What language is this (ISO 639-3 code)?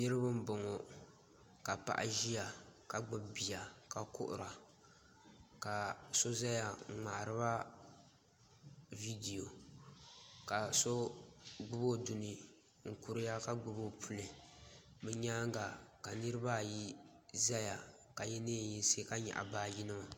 dag